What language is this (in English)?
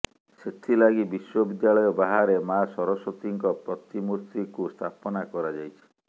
Odia